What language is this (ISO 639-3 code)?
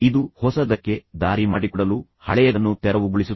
kan